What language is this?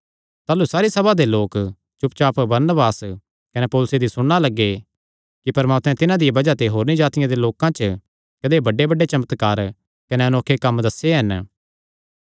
Kangri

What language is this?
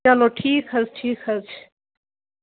Kashmiri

